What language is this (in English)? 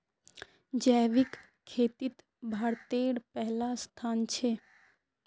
Magahi